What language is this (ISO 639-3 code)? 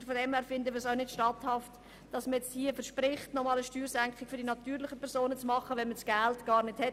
gsw